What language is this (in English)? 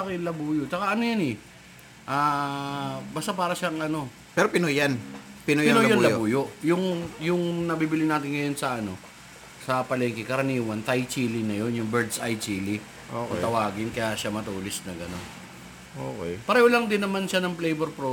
Filipino